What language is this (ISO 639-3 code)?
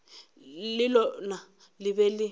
nso